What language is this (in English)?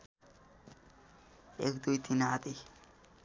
Nepali